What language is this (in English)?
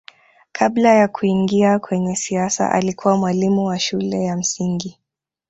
Swahili